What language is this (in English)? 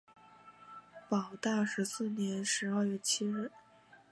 Chinese